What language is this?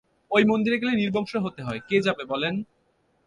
Bangla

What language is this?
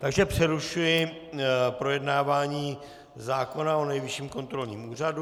Czech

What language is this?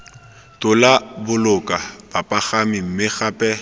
Tswana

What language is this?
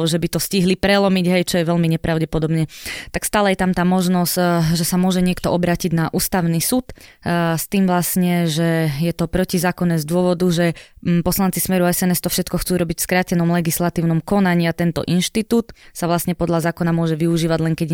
Slovak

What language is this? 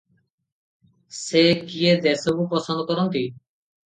Odia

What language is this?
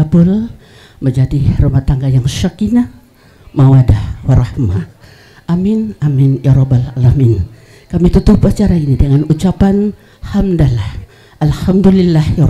Indonesian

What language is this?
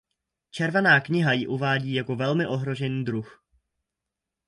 Czech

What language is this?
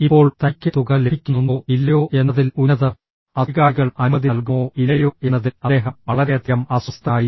Malayalam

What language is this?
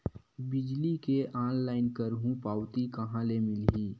Chhattisgarhi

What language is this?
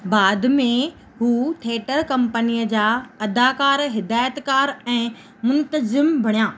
Sindhi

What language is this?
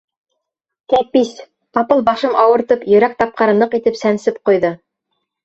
Bashkir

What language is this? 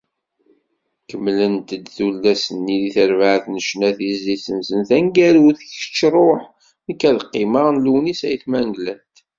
Kabyle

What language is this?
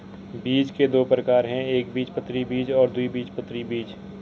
Hindi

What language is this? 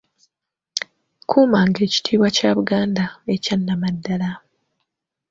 Ganda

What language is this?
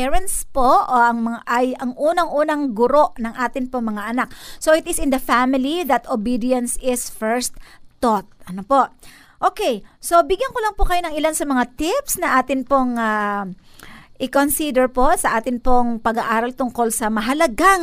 Filipino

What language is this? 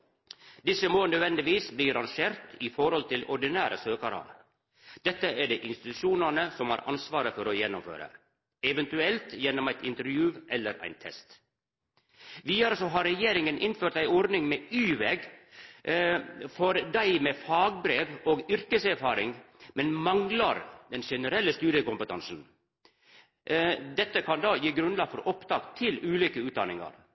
Norwegian Nynorsk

